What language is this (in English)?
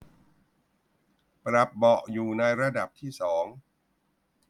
Thai